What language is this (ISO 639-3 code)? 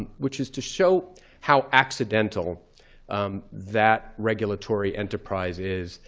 eng